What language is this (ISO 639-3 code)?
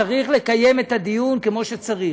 heb